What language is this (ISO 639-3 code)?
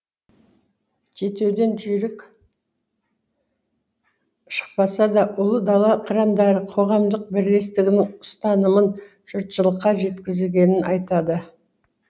kaz